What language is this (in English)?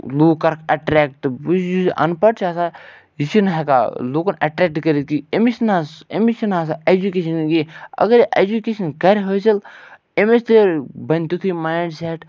Kashmiri